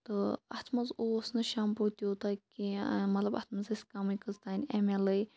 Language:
Kashmiri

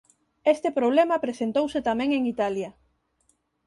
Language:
Galician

